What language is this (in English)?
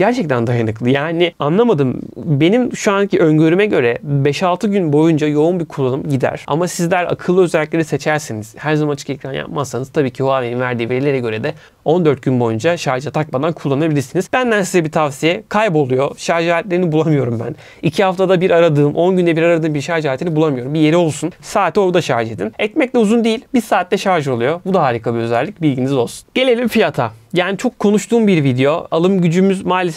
Turkish